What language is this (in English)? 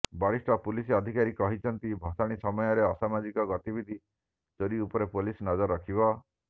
Odia